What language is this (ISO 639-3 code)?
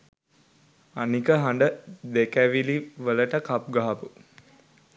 sin